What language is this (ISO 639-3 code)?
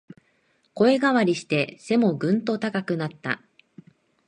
jpn